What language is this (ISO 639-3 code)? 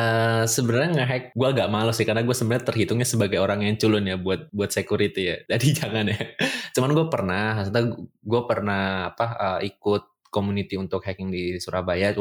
ind